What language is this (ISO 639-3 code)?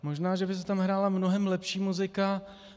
ces